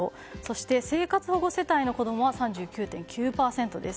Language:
Japanese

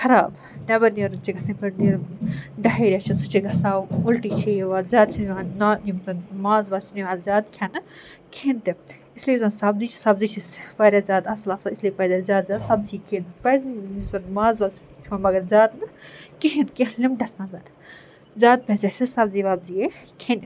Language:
Kashmiri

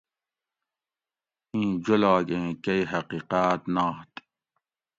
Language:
Gawri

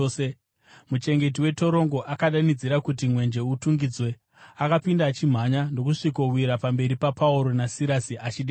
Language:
Shona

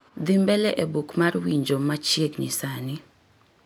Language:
Luo (Kenya and Tanzania)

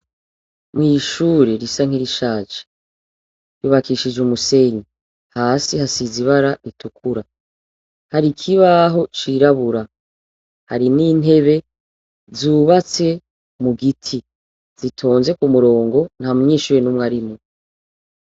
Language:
Rundi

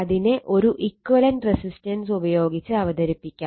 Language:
Malayalam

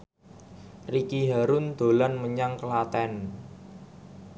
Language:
Javanese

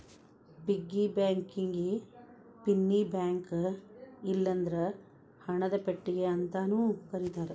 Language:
Kannada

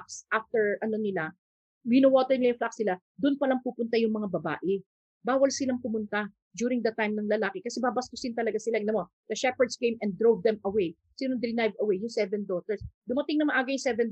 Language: Filipino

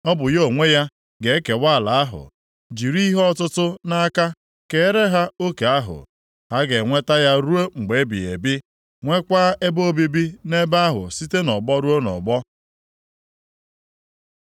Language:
Igbo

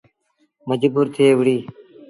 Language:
Sindhi Bhil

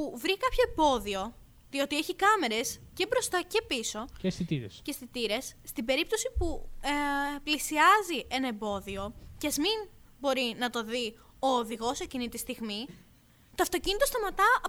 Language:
Greek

